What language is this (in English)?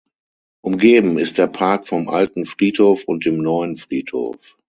German